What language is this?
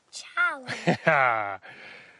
Welsh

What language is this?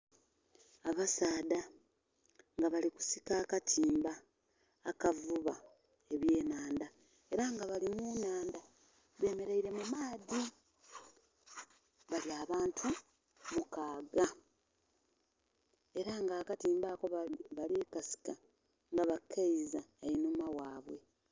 Soga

